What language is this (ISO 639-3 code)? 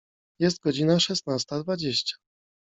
pol